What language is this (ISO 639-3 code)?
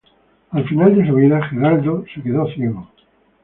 spa